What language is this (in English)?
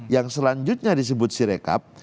Indonesian